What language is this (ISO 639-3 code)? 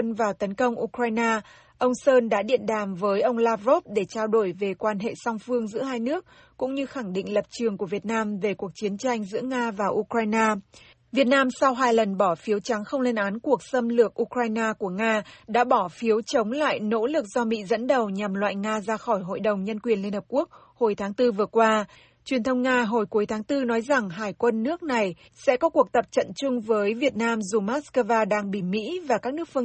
vie